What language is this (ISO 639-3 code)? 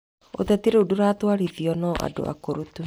kik